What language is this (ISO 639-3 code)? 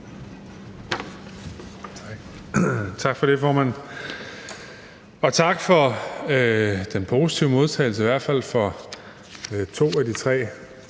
dan